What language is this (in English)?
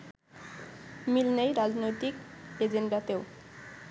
Bangla